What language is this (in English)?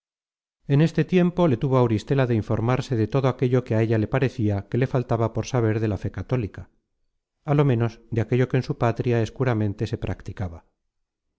Spanish